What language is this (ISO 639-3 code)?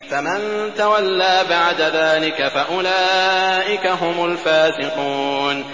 ara